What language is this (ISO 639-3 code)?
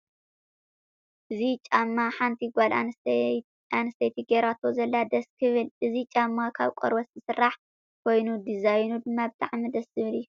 tir